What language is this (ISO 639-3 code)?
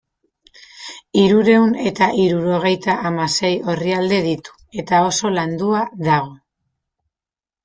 eus